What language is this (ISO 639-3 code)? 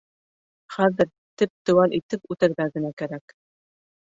bak